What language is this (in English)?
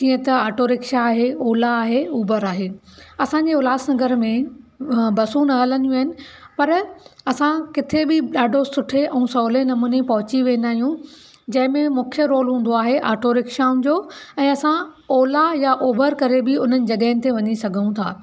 Sindhi